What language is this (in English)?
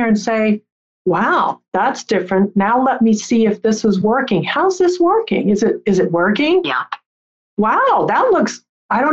English